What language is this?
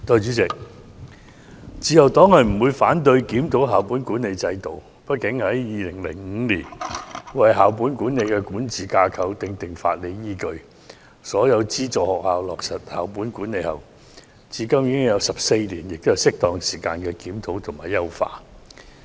Cantonese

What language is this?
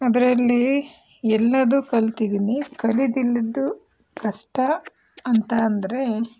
Kannada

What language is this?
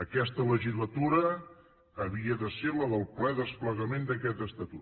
Catalan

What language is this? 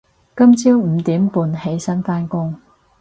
Cantonese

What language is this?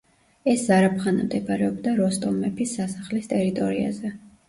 Georgian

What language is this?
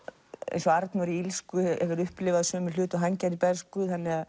Icelandic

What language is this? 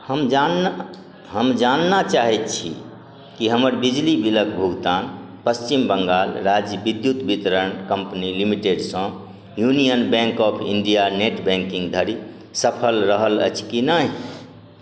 Maithili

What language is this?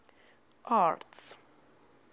English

